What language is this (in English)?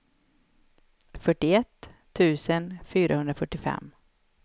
Swedish